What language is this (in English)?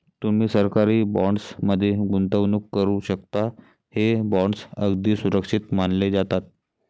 Marathi